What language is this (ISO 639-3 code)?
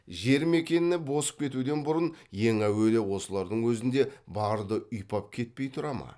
kaz